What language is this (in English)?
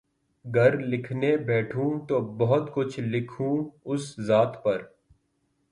Urdu